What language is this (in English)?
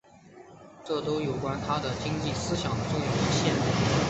Chinese